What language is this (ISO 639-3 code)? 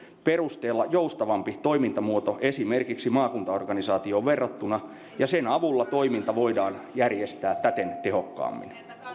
fin